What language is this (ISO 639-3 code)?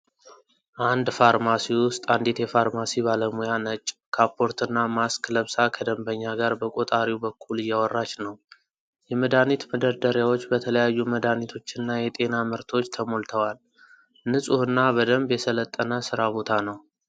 amh